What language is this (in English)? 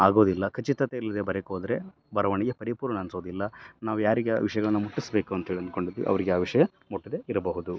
Kannada